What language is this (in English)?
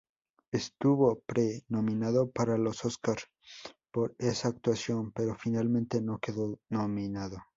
Spanish